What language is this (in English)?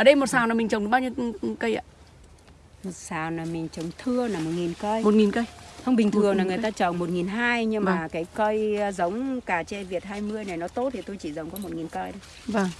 Vietnamese